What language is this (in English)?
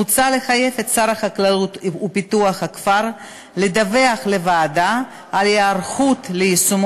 Hebrew